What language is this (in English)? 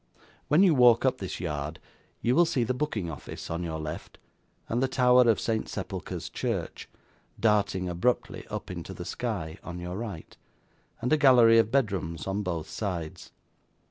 English